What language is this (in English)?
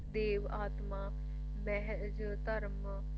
Punjabi